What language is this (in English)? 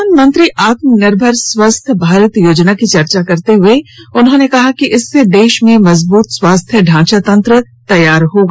Hindi